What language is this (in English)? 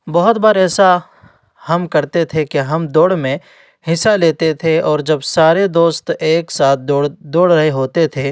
Urdu